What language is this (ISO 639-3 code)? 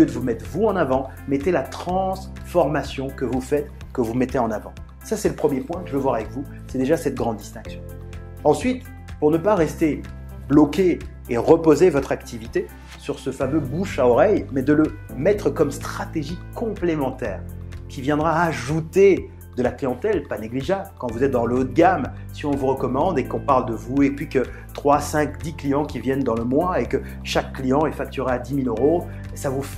fra